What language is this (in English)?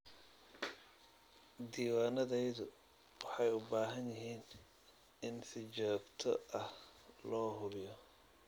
Somali